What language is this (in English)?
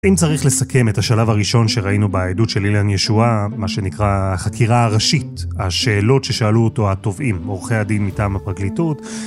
Hebrew